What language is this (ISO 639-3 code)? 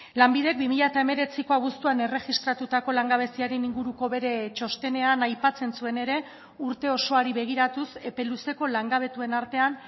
eus